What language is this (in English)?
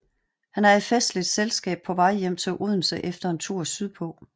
Danish